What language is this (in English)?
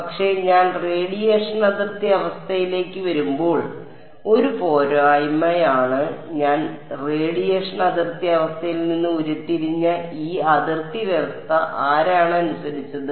Malayalam